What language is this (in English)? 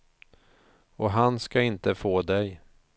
Swedish